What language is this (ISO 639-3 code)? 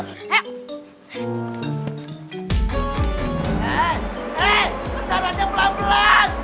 ind